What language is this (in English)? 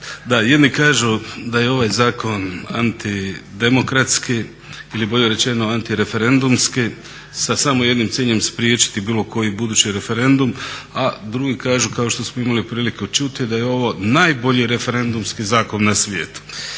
Croatian